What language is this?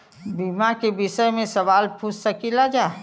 Bhojpuri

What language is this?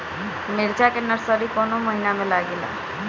Bhojpuri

